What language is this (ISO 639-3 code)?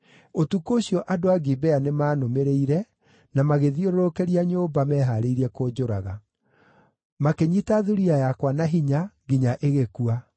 kik